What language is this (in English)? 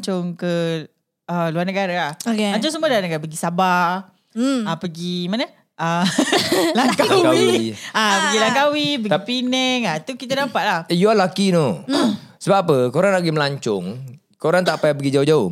Malay